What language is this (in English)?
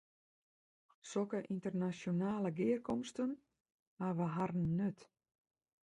Western Frisian